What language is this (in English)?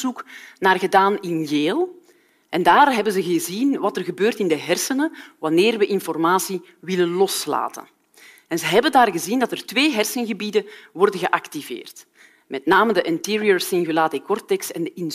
Dutch